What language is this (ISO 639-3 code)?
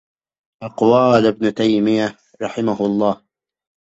ara